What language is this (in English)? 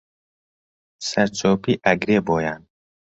Central Kurdish